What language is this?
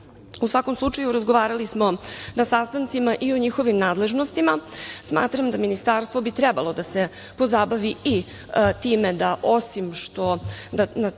Serbian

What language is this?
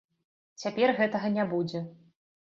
Belarusian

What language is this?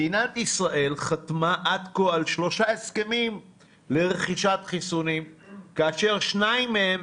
Hebrew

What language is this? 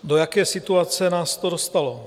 Czech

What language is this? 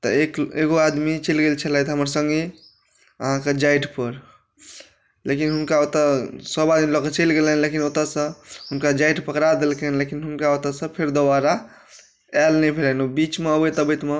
Maithili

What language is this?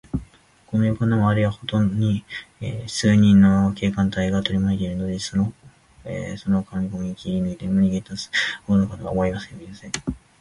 Japanese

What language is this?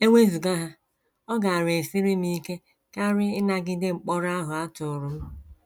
Igbo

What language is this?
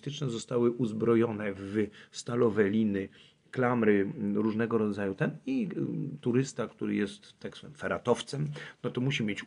Polish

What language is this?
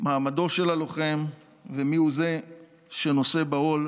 Hebrew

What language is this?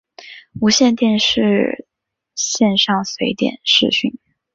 Chinese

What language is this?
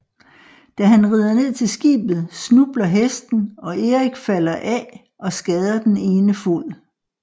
Danish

